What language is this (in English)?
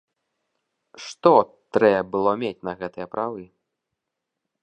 Belarusian